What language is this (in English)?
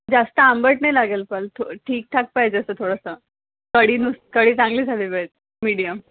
Marathi